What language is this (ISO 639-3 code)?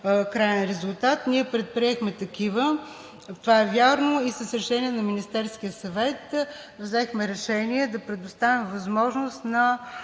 bul